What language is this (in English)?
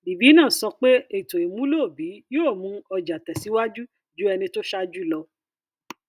Yoruba